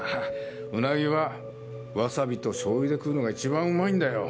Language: Japanese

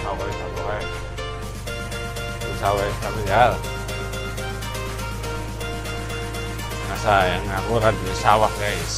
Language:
Indonesian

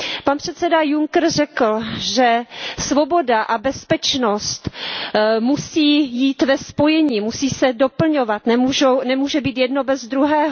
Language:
Czech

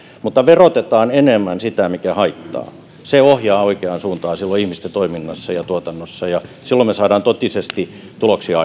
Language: Finnish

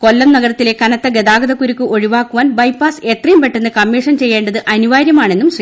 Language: Malayalam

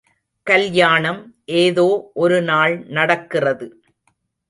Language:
Tamil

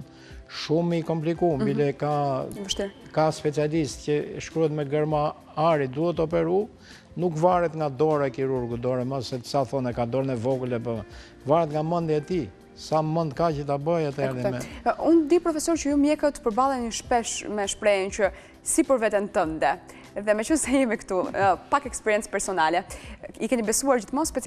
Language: Romanian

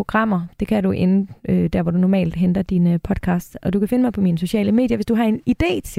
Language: Danish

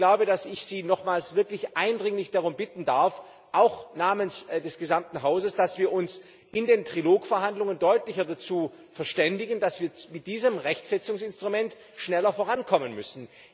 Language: German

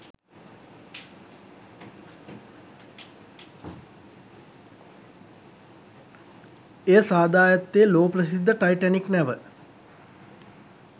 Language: Sinhala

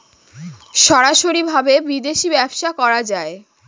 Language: Bangla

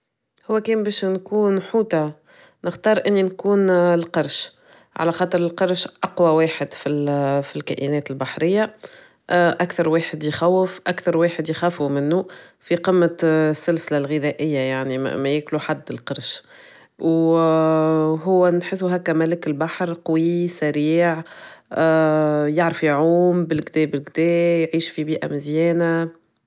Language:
Tunisian Arabic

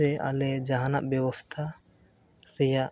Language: Santali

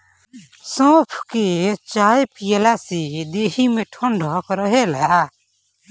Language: Bhojpuri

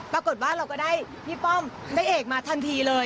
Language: Thai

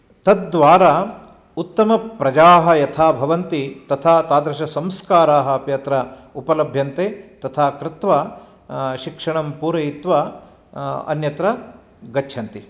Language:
Sanskrit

